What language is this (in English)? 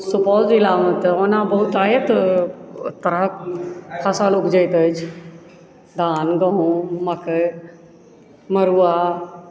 Maithili